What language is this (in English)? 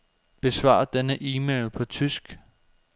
Danish